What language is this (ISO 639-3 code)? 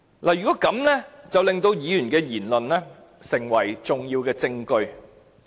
yue